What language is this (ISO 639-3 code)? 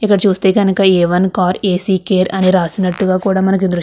tel